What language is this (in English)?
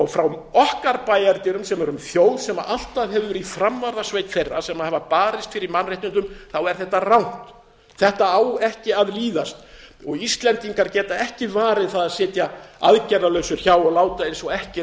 Icelandic